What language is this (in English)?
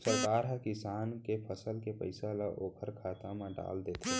Chhattisgarhi